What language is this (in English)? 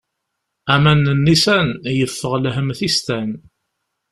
Kabyle